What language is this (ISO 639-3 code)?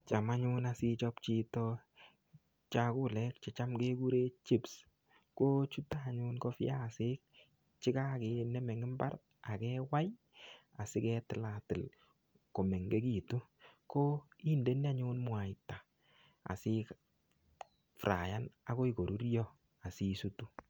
kln